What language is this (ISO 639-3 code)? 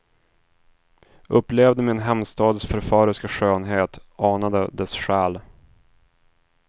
swe